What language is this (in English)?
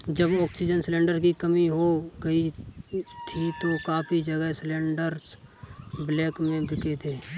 Hindi